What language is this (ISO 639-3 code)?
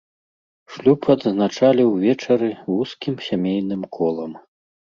bel